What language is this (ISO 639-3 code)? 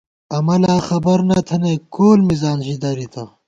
gwt